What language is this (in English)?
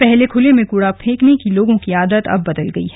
Hindi